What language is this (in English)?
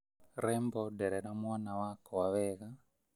Kikuyu